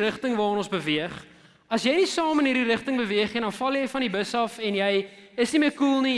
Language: Dutch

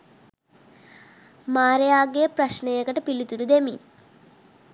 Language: Sinhala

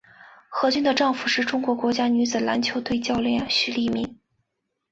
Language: Chinese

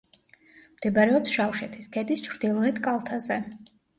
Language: Georgian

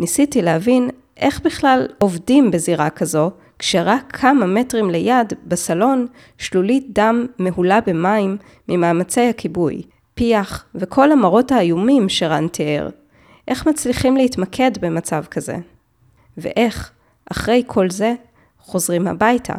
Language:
Hebrew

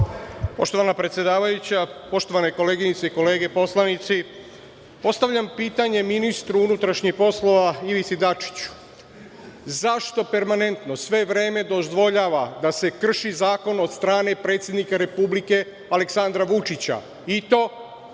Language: Serbian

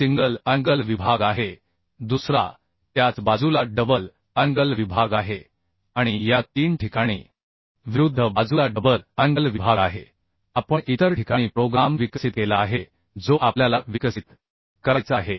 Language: Marathi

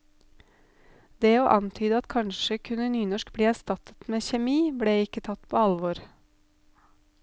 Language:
Norwegian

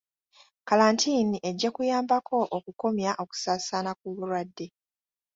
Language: Ganda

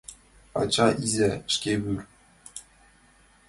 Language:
Mari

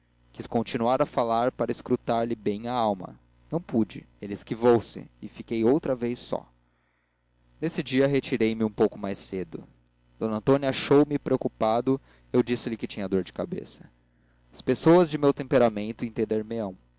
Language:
Portuguese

